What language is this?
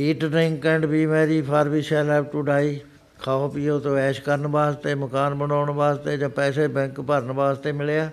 Punjabi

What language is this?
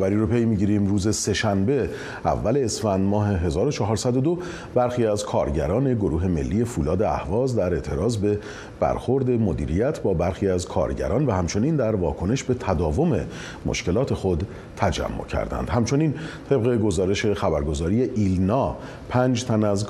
Persian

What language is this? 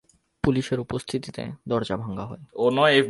Bangla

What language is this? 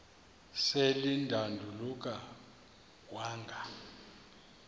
Xhosa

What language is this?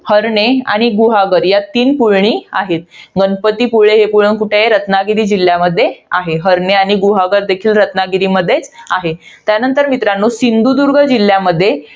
Marathi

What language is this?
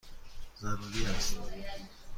Persian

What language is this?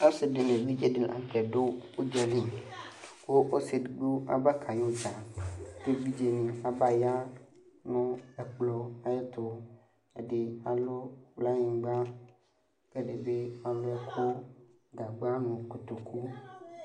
Ikposo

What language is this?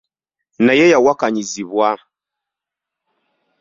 Ganda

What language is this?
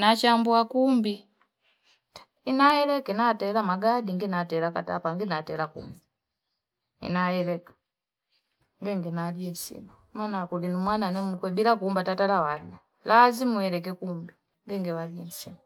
Fipa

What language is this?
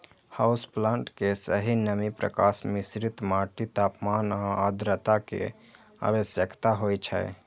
Maithili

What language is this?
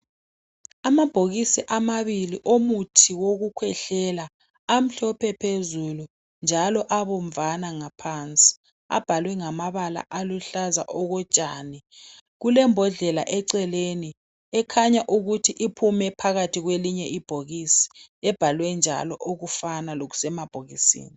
North Ndebele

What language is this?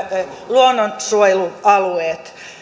Finnish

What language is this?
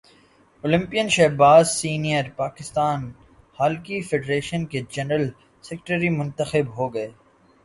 Urdu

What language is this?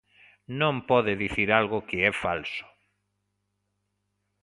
Galician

